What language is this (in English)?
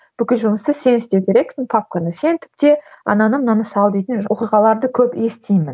Kazakh